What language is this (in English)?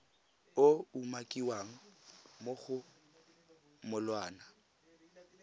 Tswana